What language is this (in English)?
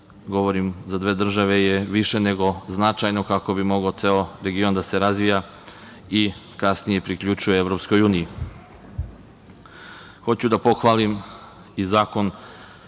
Serbian